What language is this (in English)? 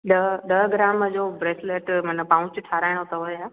Sindhi